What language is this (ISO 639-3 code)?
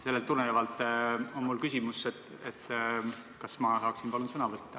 est